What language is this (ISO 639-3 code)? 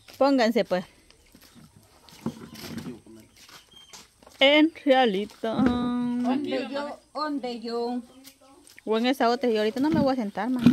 spa